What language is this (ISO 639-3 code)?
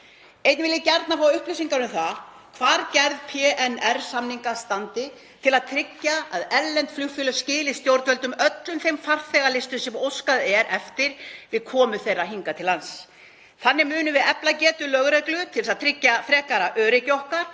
isl